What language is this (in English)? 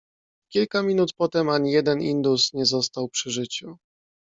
Polish